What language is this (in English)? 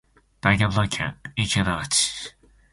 Japanese